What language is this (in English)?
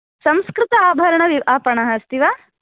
Sanskrit